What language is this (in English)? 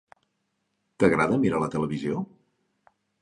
Catalan